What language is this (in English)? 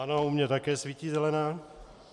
Czech